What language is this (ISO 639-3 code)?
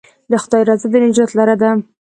pus